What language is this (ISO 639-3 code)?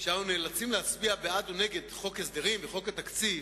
heb